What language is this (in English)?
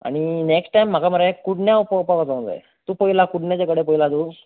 Konkani